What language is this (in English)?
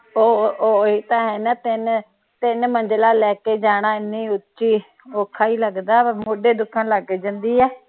Punjabi